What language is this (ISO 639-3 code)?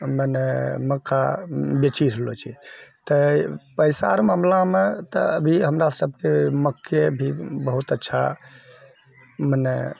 mai